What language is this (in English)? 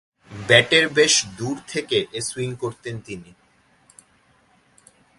Bangla